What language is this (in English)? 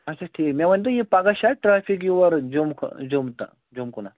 Kashmiri